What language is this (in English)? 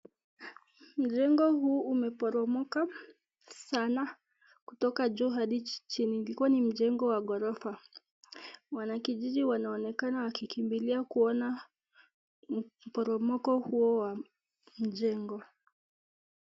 Swahili